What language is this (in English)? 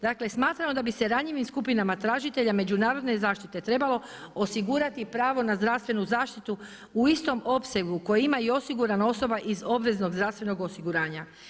Croatian